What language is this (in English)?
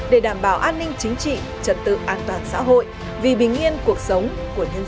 Vietnamese